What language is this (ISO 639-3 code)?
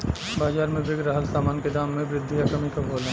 bho